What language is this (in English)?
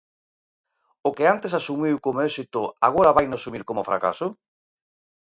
Galician